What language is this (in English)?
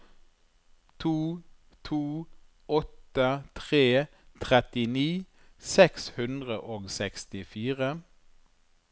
Norwegian